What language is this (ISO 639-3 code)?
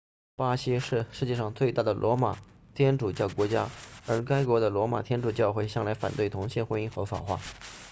zho